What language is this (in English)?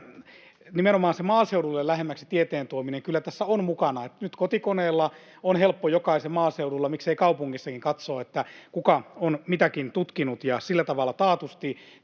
Finnish